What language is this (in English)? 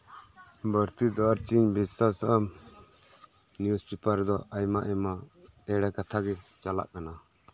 Santali